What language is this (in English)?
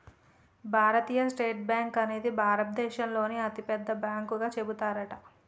Telugu